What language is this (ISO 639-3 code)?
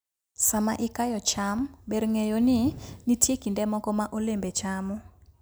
luo